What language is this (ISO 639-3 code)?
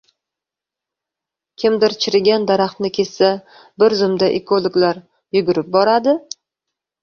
uzb